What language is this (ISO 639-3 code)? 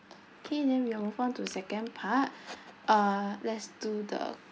eng